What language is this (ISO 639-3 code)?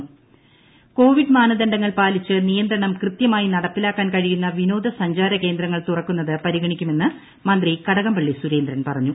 mal